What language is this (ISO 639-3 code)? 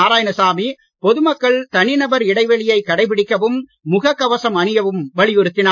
tam